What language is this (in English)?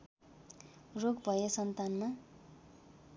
Nepali